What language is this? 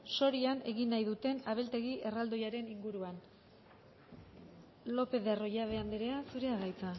Basque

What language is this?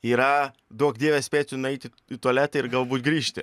Lithuanian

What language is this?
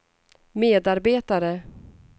Swedish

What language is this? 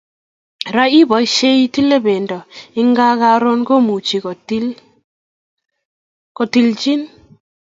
Kalenjin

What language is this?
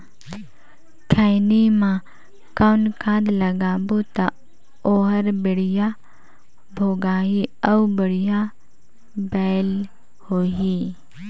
Chhattisgarhi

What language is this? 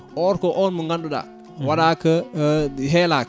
Fula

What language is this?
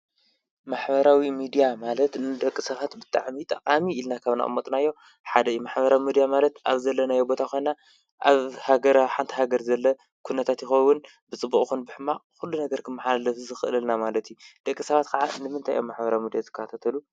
Tigrinya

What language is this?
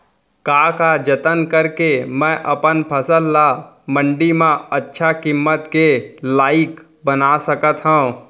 Chhattisgarhi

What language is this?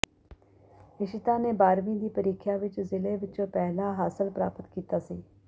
Punjabi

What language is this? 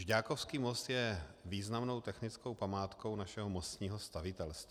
Czech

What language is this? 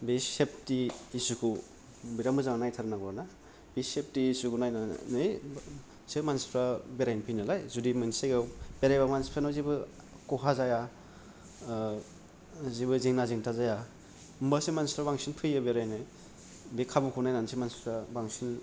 Bodo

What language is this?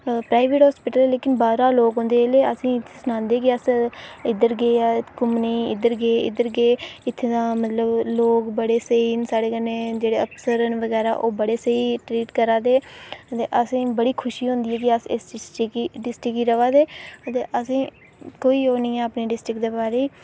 Dogri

